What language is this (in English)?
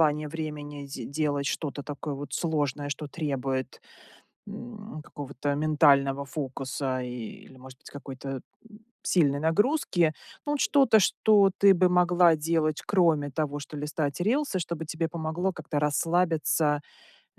Russian